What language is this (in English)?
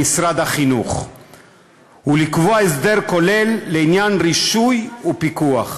Hebrew